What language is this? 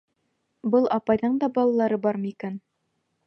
Bashkir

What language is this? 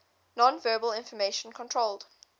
English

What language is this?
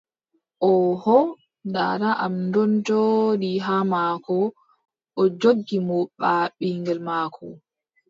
Adamawa Fulfulde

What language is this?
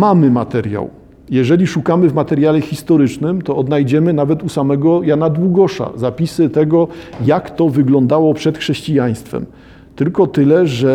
Polish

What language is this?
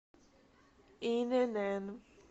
Russian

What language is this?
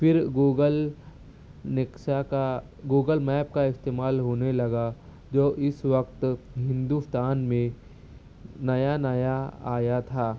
Urdu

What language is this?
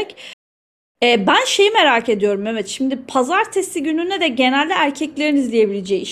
Turkish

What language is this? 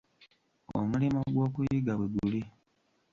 Ganda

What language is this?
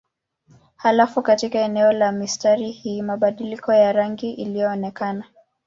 Swahili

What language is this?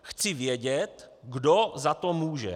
Czech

